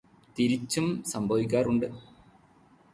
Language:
Malayalam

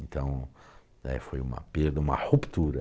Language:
Portuguese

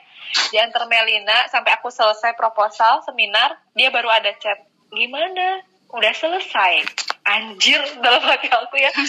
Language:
Indonesian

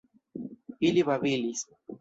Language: Esperanto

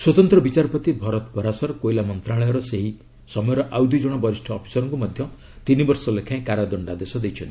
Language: Odia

